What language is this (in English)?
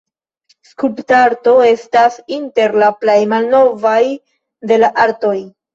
Esperanto